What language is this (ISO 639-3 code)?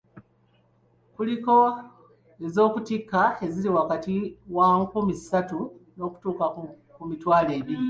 lug